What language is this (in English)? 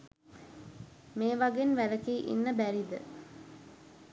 Sinhala